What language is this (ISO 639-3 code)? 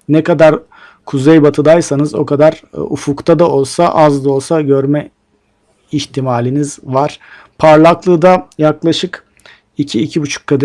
tur